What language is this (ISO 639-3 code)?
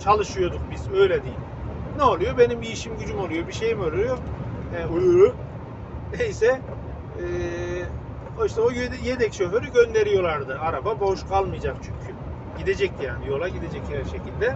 tur